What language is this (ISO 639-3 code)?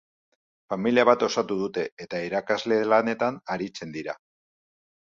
eus